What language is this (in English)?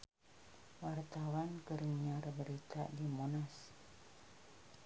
Sundanese